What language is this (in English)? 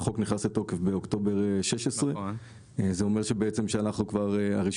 Hebrew